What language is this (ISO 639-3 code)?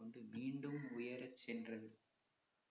tam